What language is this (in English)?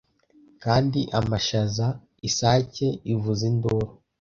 Kinyarwanda